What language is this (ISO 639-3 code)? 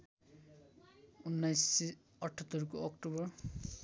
nep